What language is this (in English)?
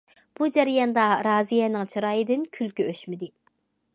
Uyghur